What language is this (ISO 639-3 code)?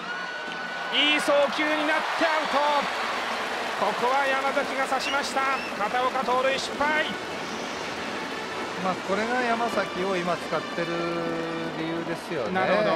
jpn